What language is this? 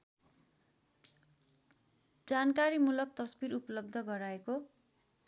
Nepali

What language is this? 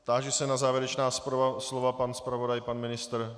Czech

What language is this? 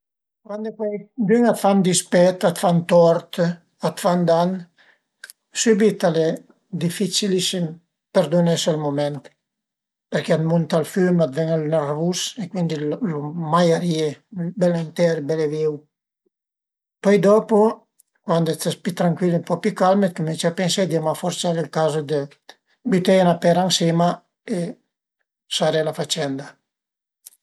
Piedmontese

